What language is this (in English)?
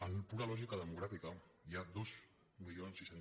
Catalan